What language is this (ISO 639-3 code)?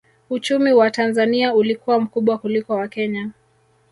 swa